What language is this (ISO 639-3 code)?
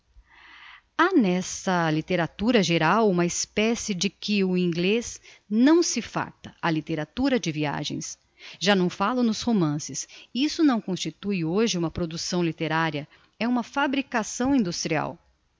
por